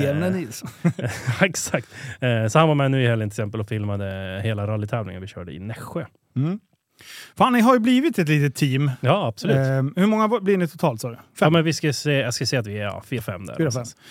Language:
Swedish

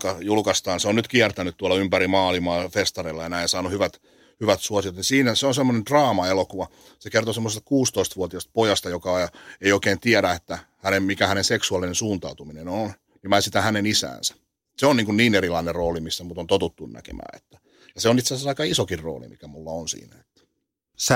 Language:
Finnish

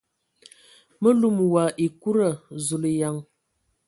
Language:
Ewondo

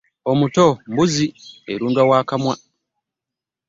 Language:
Ganda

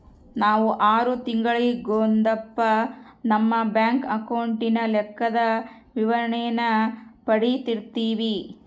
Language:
Kannada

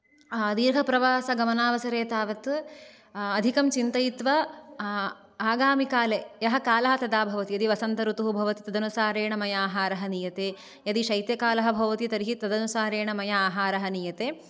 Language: Sanskrit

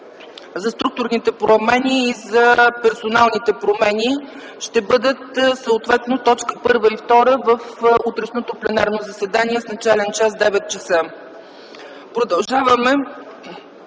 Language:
Bulgarian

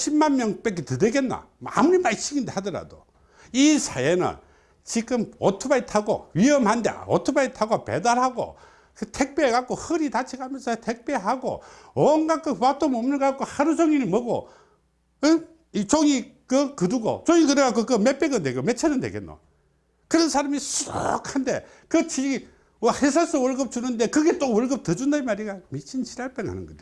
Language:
Korean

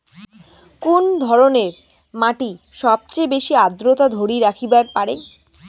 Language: Bangla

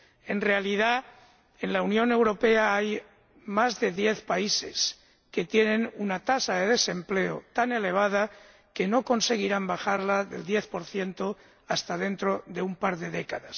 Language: Spanish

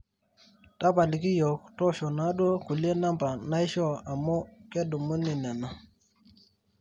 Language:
Masai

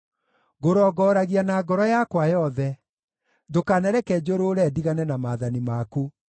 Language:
Kikuyu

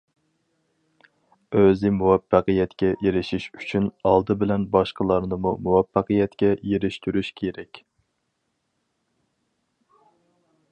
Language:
Uyghur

